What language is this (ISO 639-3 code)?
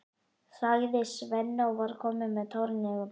isl